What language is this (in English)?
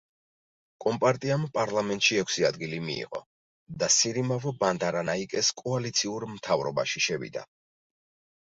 Georgian